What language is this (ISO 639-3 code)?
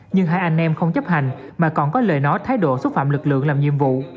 vie